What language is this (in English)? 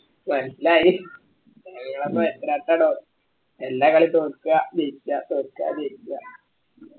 Malayalam